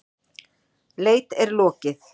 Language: Icelandic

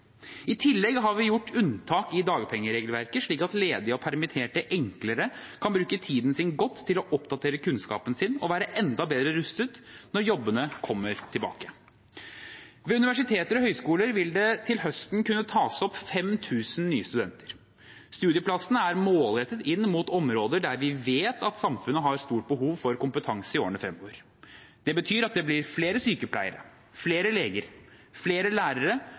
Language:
Norwegian Bokmål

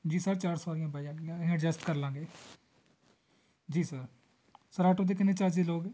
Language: Punjabi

